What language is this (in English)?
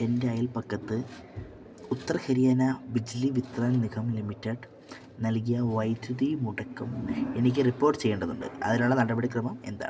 Malayalam